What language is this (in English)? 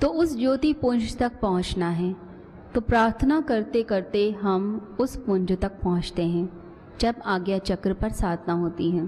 Hindi